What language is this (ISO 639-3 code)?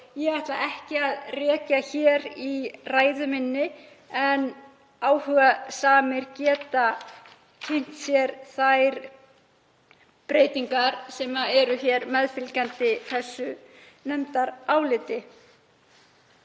isl